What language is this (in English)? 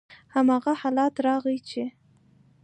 Pashto